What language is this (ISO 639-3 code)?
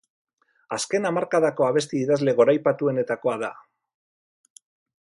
eus